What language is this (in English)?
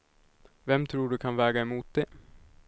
Swedish